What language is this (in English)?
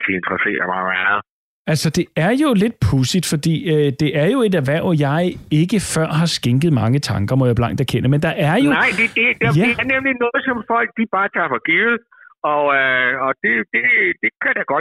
Danish